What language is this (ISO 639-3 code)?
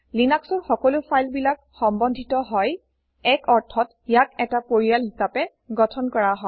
asm